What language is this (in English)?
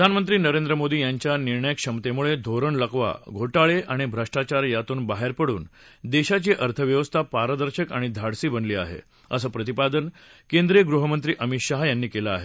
Marathi